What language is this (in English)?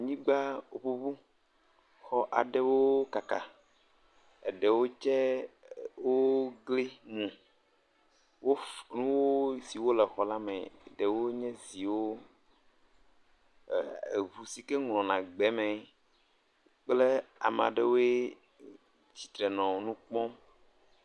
Ewe